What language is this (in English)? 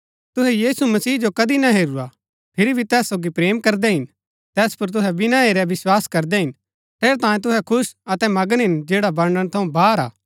Gaddi